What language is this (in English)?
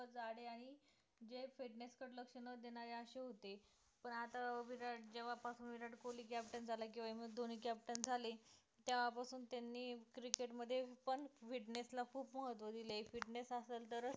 Marathi